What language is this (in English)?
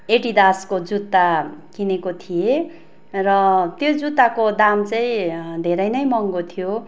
Nepali